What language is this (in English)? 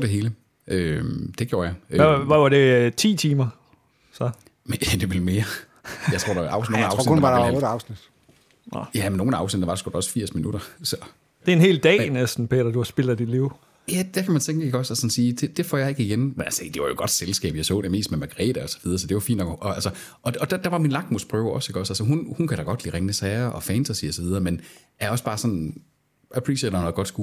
Danish